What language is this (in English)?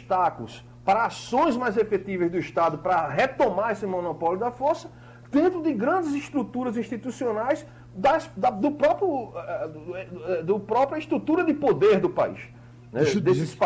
Portuguese